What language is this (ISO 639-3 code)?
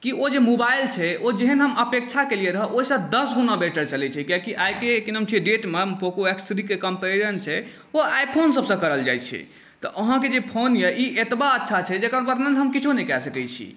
mai